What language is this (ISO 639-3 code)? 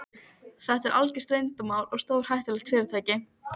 isl